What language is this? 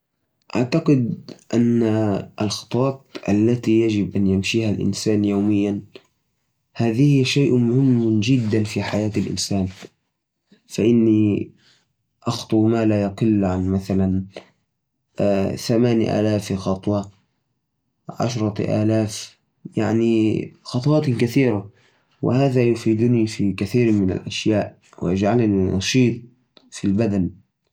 Najdi Arabic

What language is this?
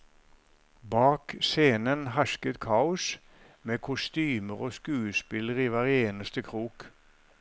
Norwegian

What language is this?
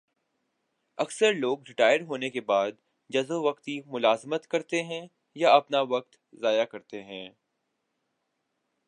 Urdu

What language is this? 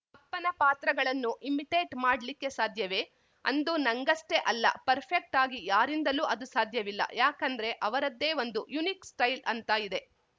Kannada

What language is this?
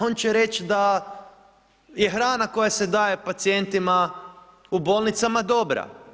Croatian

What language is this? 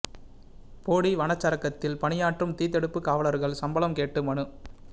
Tamil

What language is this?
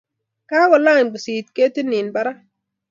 Kalenjin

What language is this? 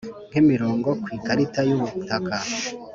Kinyarwanda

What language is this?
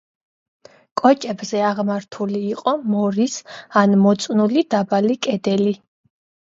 Georgian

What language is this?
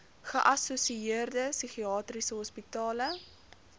Afrikaans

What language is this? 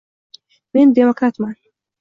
Uzbek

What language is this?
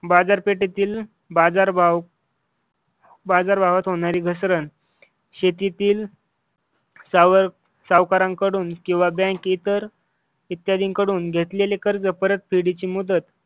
Marathi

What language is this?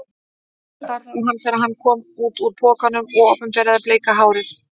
Icelandic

